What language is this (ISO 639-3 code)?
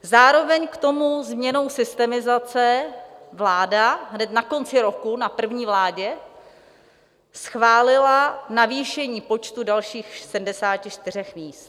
ces